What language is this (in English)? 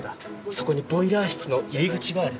Japanese